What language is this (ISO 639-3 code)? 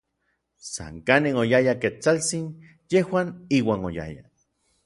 nlv